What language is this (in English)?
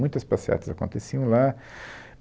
Portuguese